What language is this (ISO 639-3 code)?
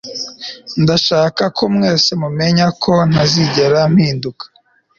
kin